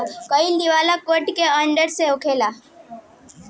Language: Bhojpuri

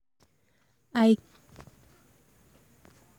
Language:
Nigerian Pidgin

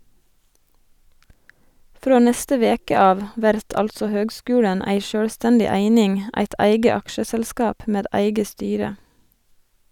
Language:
Norwegian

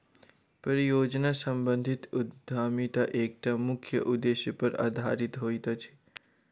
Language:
Maithili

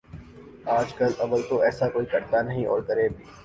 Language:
Urdu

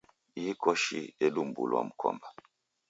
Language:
Taita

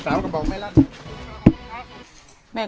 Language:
Thai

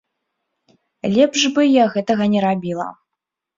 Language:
Belarusian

